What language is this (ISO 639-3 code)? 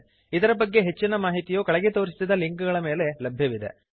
kan